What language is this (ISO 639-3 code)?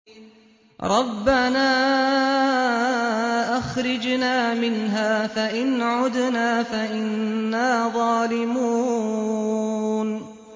ara